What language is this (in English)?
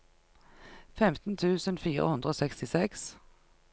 Norwegian